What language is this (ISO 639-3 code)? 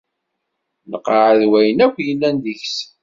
kab